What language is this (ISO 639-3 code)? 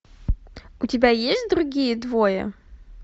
rus